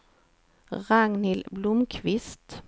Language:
Swedish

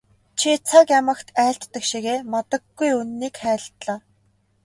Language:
Mongolian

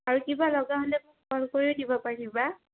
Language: Assamese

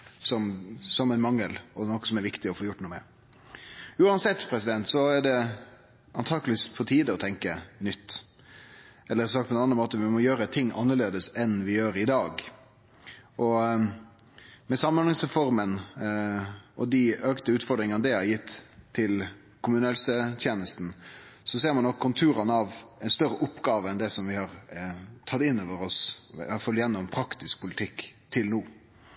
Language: Norwegian Nynorsk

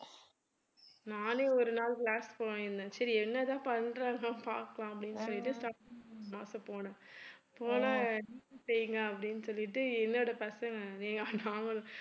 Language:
Tamil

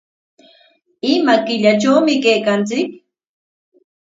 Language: Corongo Ancash Quechua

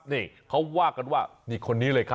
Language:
Thai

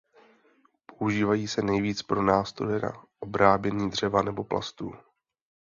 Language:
Czech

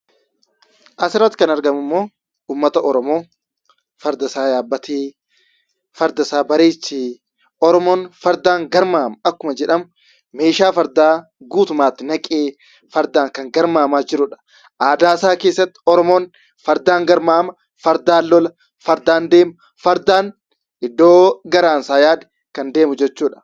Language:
Oromo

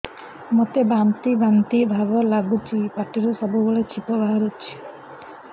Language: Odia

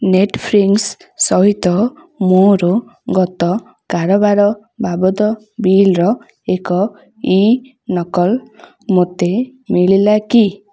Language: Odia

